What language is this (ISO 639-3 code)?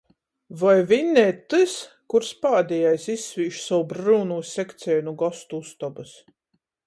ltg